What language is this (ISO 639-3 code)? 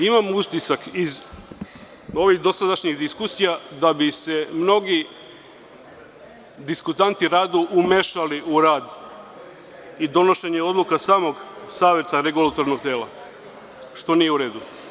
srp